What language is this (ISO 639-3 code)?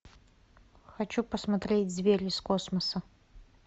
rus